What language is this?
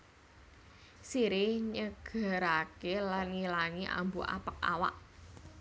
Javanese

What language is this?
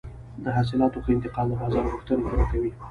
Pashto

